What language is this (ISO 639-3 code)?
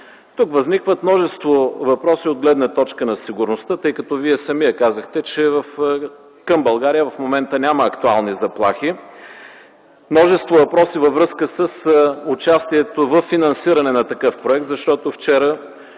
bul